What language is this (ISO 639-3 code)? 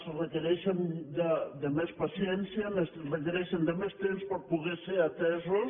cat